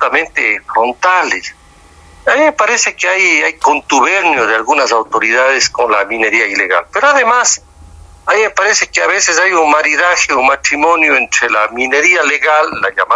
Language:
Spanish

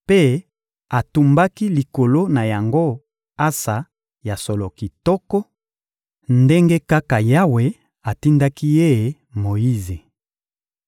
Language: Lingala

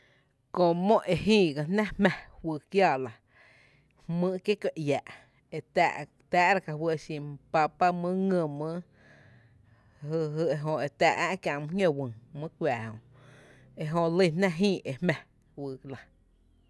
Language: Tepinapa Chinantec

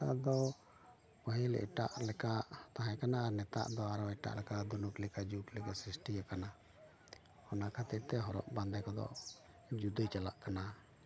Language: Santali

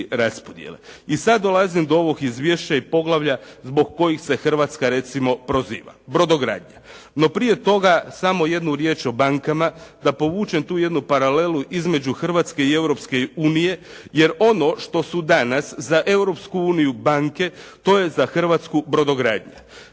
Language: Croatian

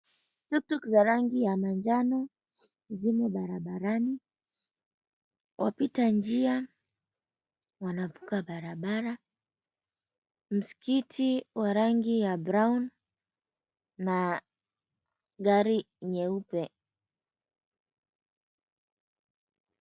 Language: Swahili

